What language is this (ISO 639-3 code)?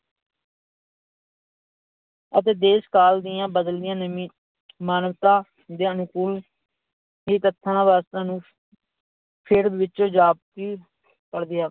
pan